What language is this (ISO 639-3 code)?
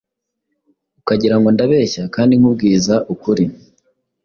kin